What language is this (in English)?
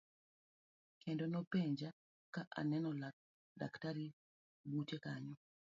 Luo (Kenya and Tanzania)